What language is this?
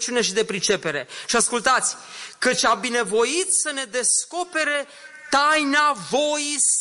Romanian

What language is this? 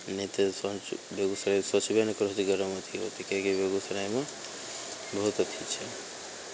Maithili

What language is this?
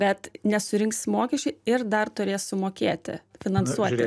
Lithuanian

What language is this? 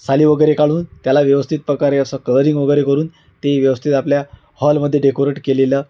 Marathi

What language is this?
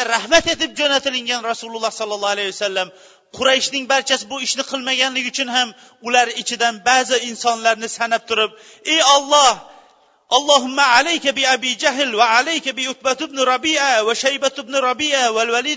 Bulgarian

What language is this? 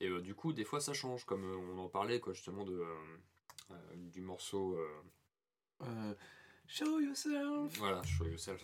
French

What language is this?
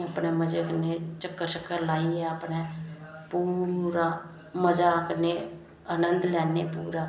Dogri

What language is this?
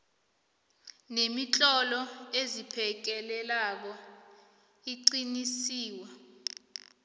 South Ndebele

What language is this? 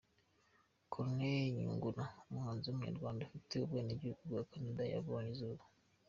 Kinyarwanda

